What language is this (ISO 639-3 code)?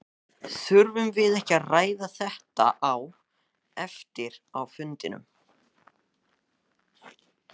isl